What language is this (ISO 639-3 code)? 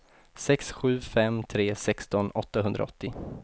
swe